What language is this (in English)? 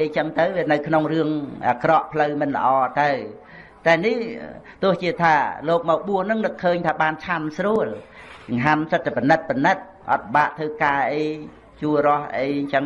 Vietnamese